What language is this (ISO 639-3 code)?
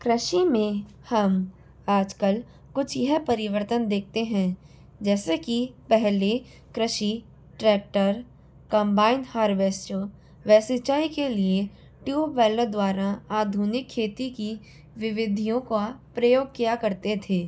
hin